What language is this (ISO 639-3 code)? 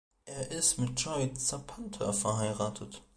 deu